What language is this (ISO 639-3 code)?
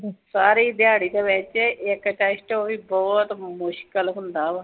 pan